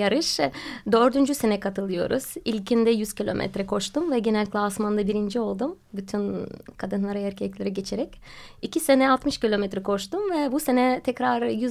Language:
Turkish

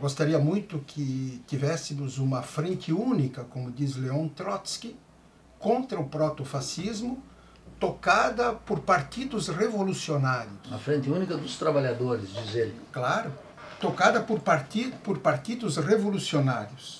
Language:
Portuguese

